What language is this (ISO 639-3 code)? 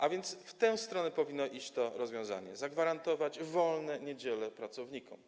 pol